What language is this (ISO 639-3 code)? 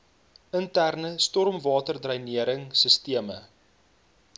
afr